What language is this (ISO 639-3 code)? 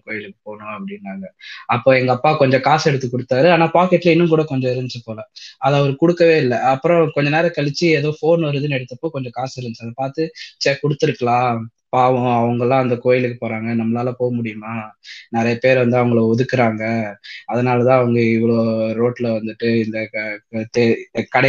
tam